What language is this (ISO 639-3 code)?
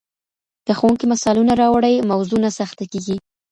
pus